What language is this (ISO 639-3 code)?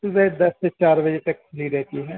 urd